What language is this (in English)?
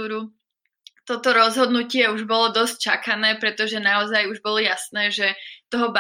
Slovak